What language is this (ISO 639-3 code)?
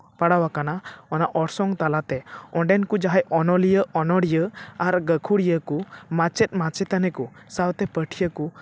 sat